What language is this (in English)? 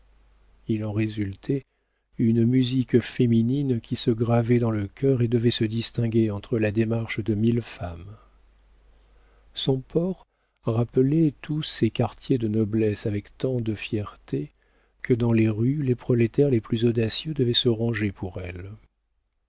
French